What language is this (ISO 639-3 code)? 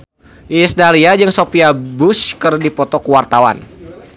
sun